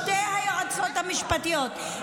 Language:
Hebrew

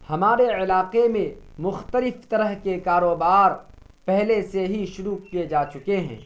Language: Urdu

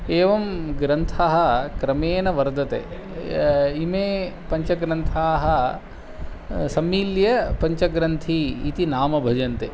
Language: Sanskrit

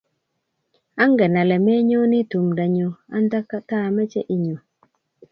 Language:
Kalenjin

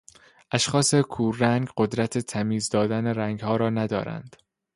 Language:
Persian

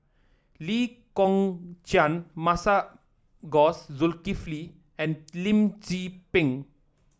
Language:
English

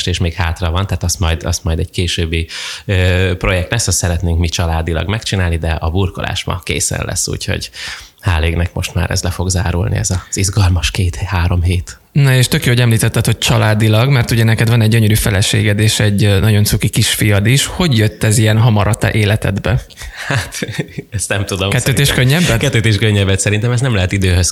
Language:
Hungarian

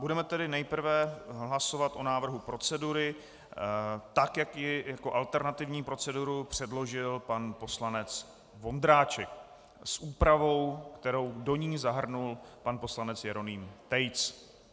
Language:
Czech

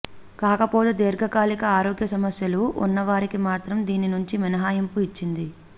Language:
Telugu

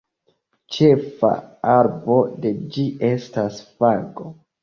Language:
Esperanto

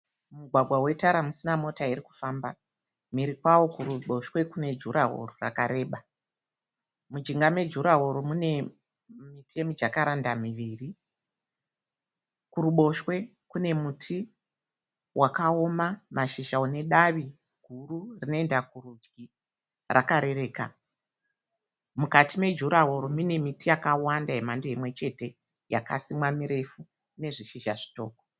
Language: Shona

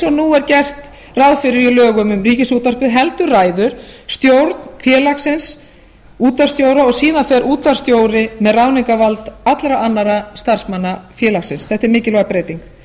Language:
Icelandic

